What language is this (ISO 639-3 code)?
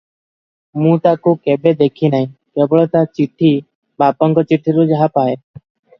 ori